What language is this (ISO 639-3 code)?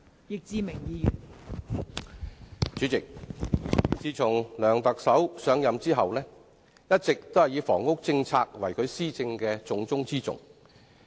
yue